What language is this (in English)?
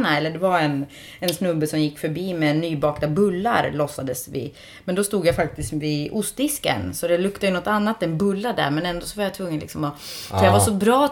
Swedish